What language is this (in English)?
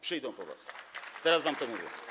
Polish